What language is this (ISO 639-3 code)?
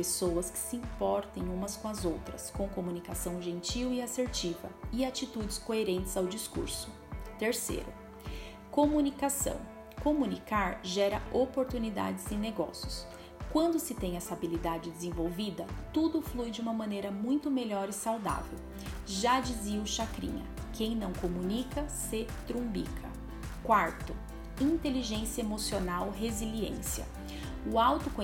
por